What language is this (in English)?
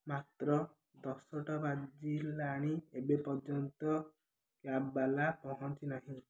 Odia